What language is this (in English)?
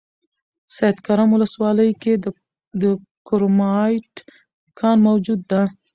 Pashto